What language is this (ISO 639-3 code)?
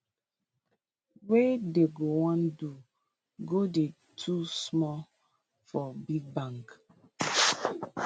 pcm